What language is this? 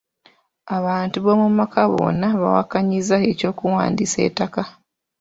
Ganda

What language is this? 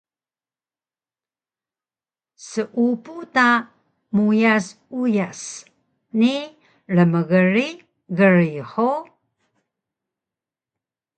Taroko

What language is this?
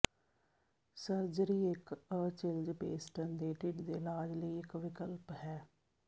Punjabi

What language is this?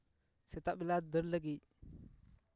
Santali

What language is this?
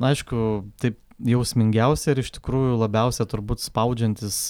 Lithuanian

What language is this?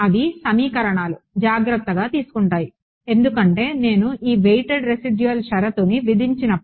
Telugu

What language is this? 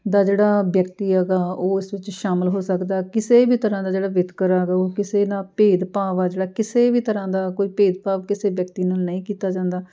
Punjabi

